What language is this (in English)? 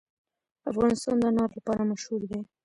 Pashto